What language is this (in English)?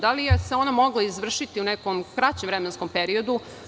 Serbian